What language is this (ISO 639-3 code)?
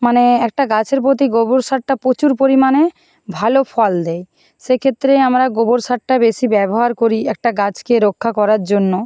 ben